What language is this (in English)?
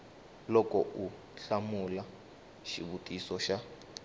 Tsonga